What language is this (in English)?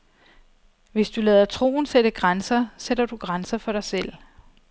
Danish